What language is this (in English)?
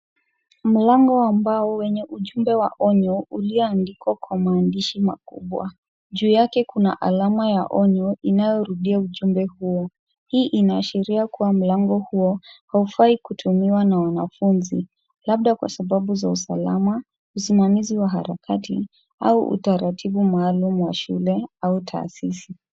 Swahili